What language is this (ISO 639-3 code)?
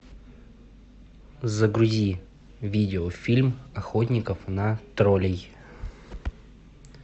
rus